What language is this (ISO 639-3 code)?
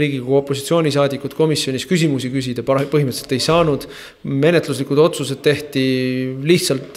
fin